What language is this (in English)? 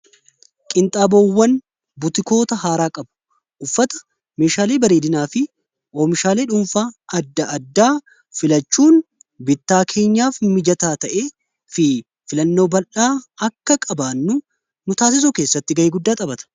Oromo